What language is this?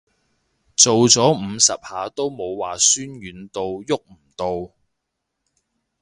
Cantonese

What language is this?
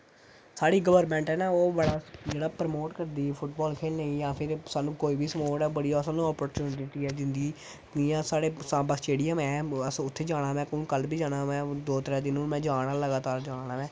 Dogri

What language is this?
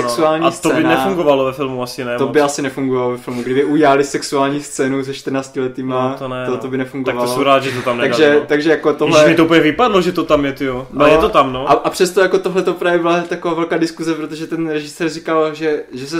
Czech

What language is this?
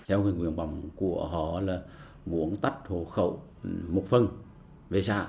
Vietnamese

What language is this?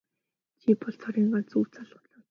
Mongolian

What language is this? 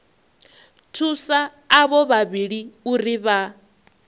Venda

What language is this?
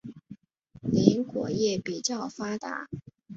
Chinese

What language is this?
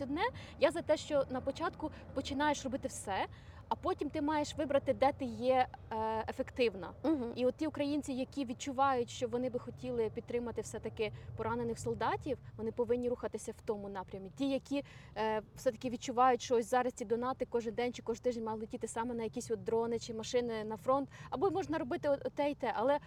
Ukrainian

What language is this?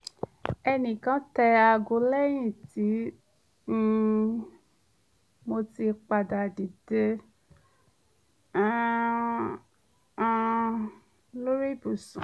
Yoruba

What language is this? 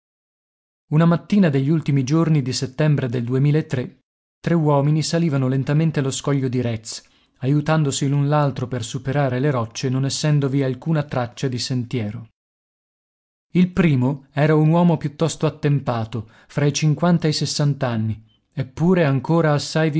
Italian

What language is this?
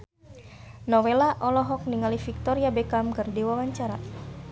Sundanese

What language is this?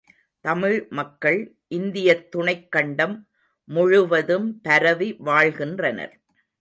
Tamil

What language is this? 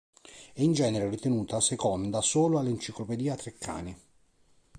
Italian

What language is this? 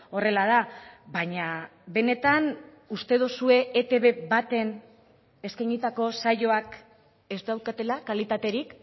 Basque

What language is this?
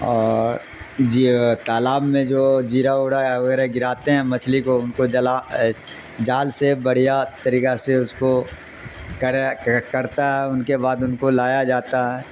Urdu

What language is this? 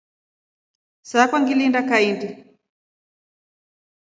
Rombo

